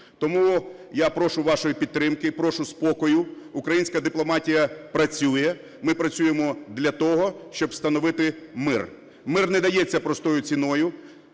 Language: Ukrainian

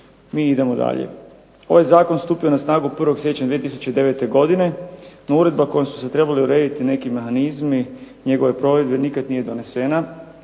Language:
Croatian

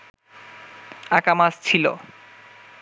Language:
Bangla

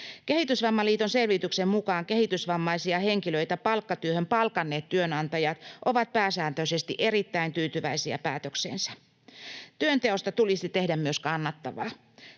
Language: Finnish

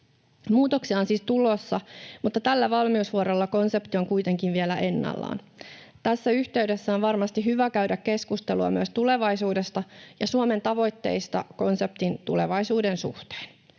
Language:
Finnish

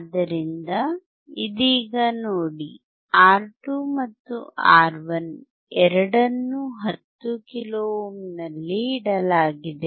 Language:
Kannada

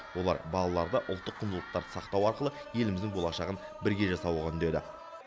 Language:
Kazakh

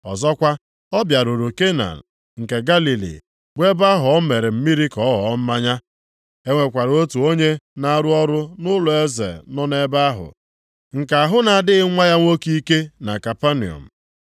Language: Igbo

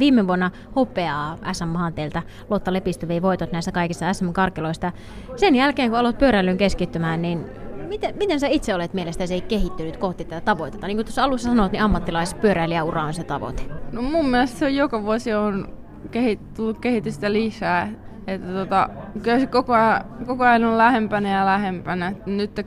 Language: Finnish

